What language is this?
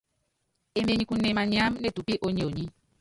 Yangben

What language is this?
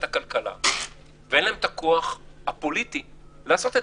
Hebrew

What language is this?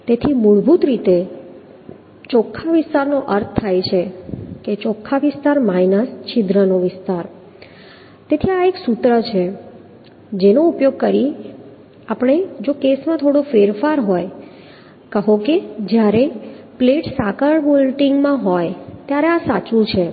Gujarati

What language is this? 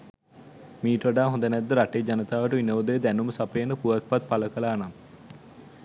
Sinhala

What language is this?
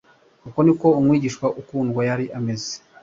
Kinyarwanda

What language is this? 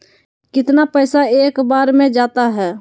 Magahi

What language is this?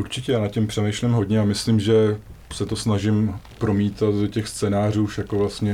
Czech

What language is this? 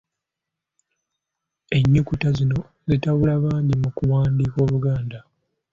Ganda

